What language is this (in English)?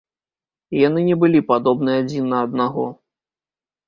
Belarusian